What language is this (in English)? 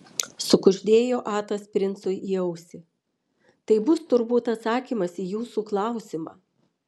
Lithuanian